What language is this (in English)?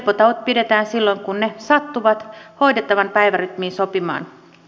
Finnish